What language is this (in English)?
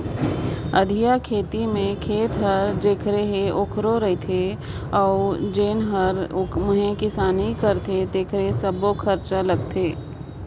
Chhattisgarhi